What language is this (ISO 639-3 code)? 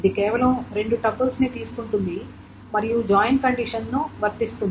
tel